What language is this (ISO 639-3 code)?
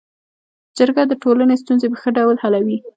pus